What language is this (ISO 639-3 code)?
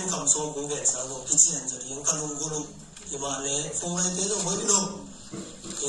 tha